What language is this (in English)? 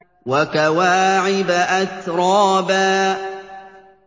Arabic